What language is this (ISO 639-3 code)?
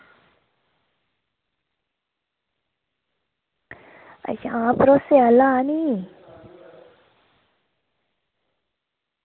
doi